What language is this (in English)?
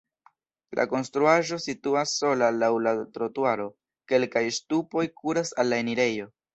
Esperanto